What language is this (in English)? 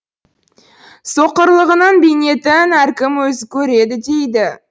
Kazakh